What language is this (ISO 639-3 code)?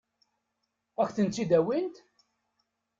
kab